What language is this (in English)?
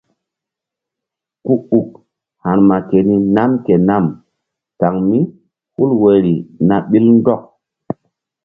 Mbum